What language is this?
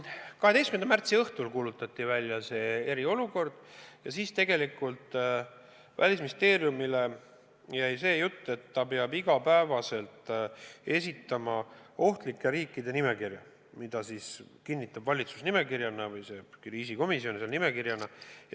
Estonian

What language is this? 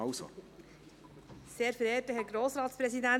Swiss German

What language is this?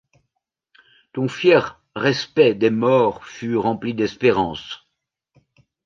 French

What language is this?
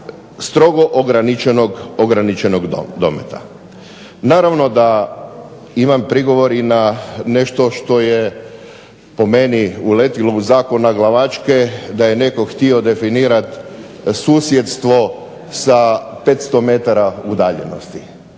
Croatian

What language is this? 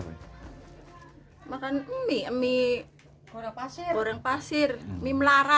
Indonesian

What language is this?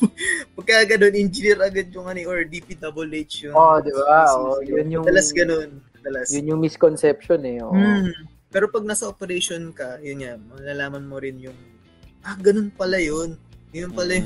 Filipino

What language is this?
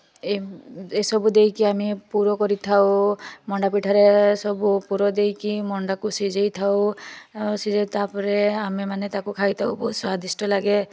Odia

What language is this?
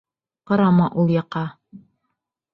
Bashkir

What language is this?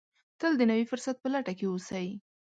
Pashto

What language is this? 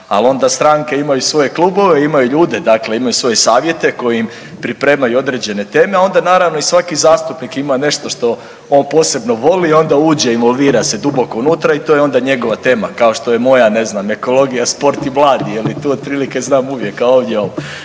Croatian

